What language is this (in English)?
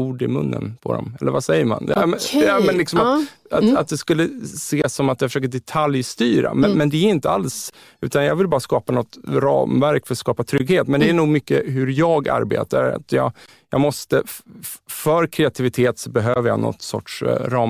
Swedish